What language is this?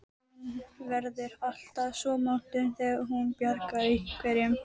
Icelandic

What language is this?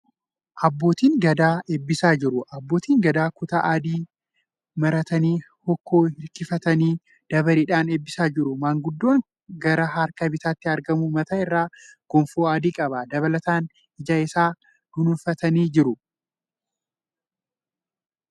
Oromo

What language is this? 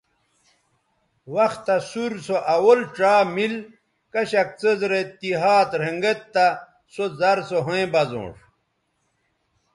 Bateri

